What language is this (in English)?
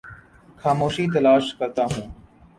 Urdu